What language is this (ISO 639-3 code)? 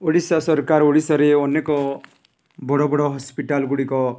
ori